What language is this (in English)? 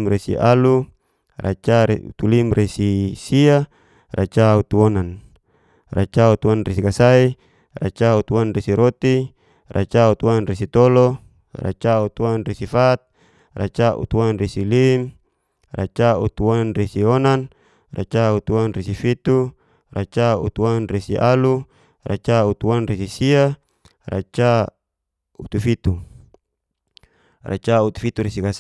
Geser-Gorom